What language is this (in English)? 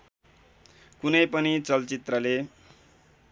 Nepali